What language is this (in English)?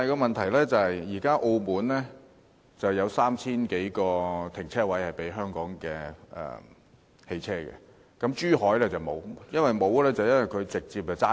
Cantonese